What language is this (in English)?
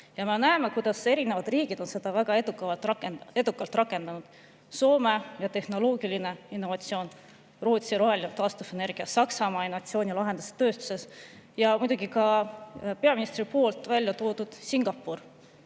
Estonian